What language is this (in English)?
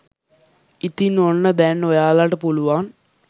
Sinhala